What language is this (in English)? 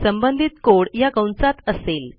Marathi